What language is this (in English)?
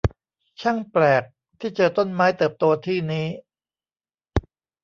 Thai